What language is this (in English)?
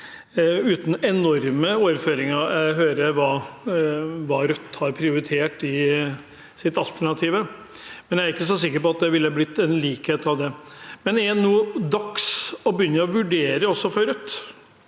Norwegian